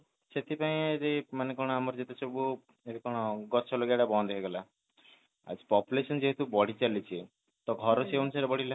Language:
Odia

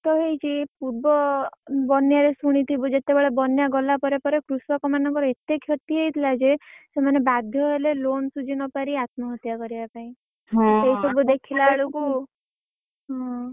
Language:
Odia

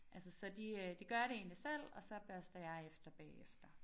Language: Danish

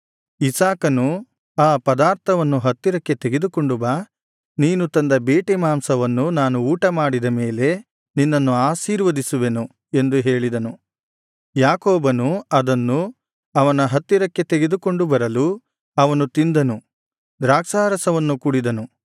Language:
Kannada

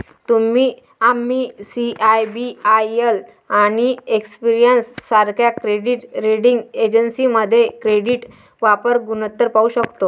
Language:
Marathi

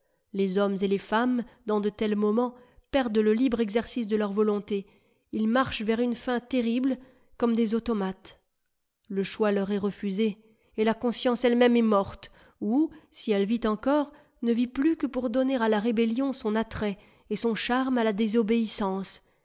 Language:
French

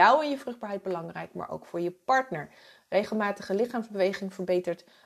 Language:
Dutch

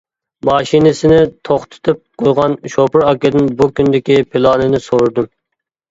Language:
Uyghur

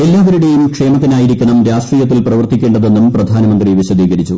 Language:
Malayalam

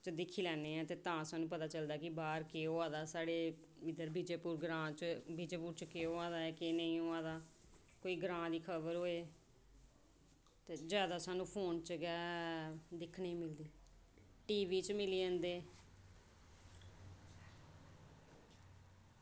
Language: Dogri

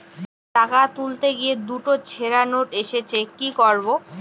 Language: Bangla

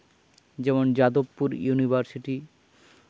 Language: Santali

